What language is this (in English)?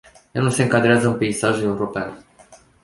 Romanian